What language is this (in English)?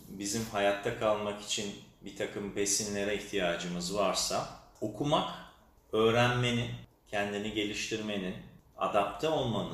Turkish